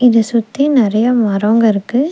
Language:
Tamil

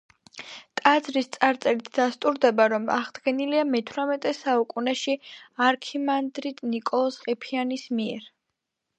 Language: Georgian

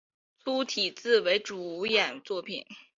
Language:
Chinese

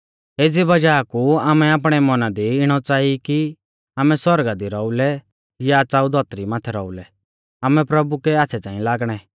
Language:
Mahasu Pahari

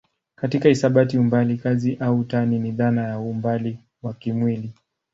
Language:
Swahili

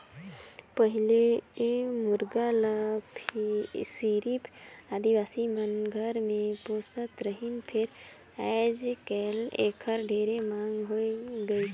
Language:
Chhattisgarhi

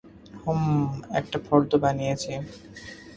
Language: Bangla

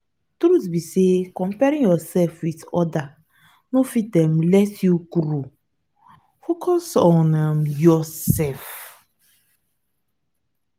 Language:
Nigerian Pidgin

